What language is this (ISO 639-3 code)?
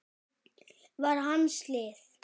isl